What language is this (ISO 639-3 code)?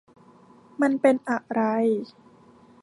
tha